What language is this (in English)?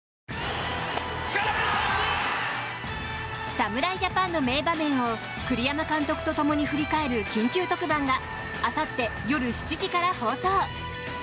Japanese